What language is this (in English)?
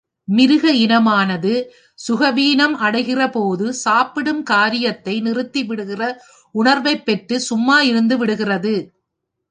Tamil